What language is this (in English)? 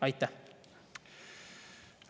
Estonian